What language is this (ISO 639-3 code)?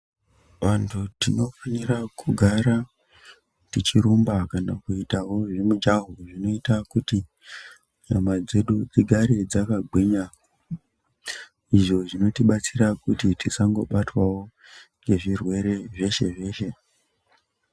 ndc